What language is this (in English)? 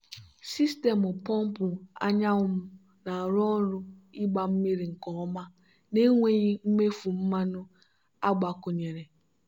Igbo